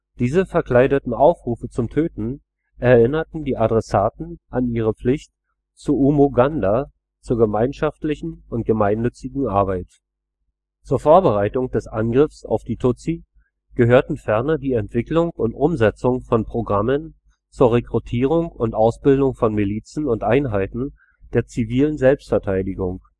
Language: German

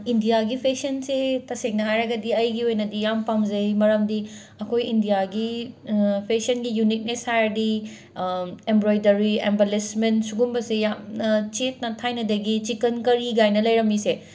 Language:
Manipuri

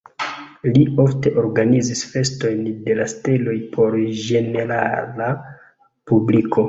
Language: Esperanto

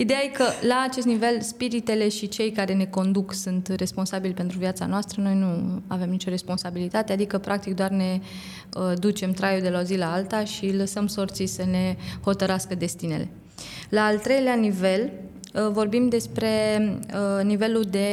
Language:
Romanian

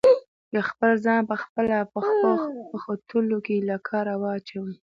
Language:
Pashto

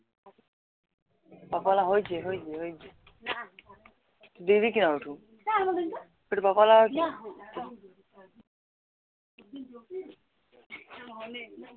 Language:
Assamese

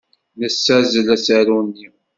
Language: Kabyle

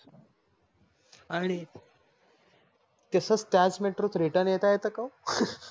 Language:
Marathi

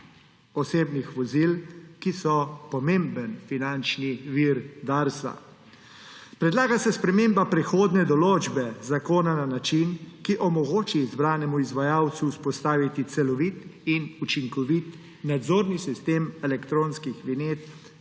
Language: Slovenian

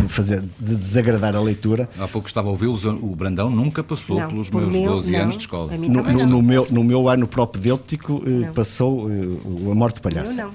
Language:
Portuguese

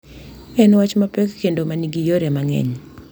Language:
Luo (Kenya and Tanzania)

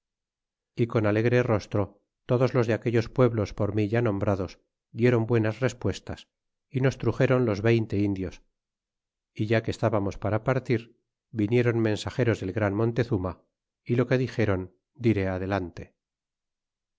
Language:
Spanish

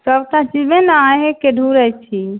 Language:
Maithili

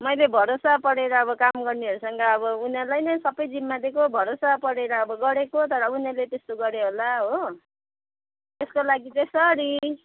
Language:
Nepali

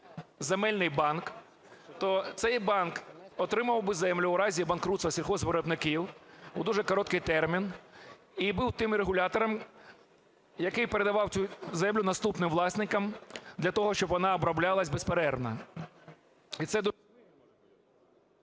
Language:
Ukrainian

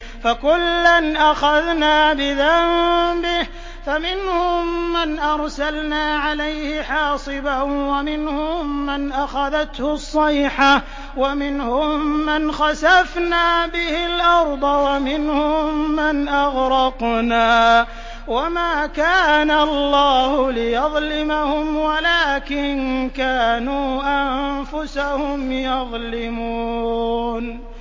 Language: Arabic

